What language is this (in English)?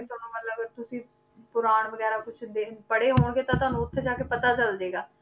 Punjabi